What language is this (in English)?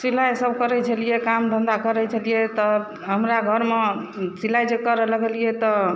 Maithili